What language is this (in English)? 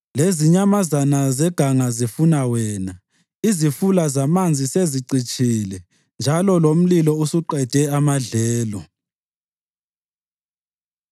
North Ndebele